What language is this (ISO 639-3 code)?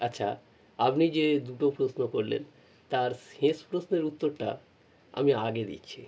ben